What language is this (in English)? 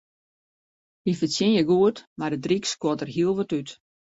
Western Frisian